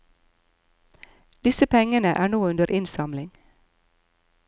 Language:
Norwegian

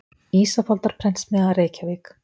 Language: Icelandic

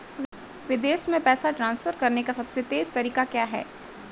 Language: Hindi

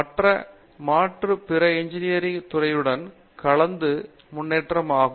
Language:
Tamil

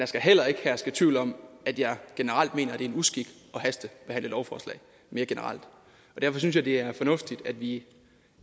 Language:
Danish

